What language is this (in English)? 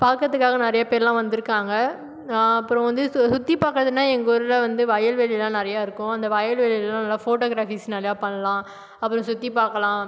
Tamil